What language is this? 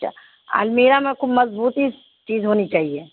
Urdu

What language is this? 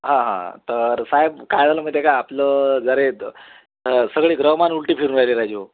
Marathi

